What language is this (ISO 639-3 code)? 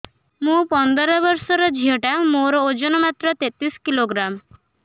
ori